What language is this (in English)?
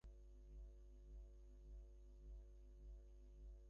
Bangla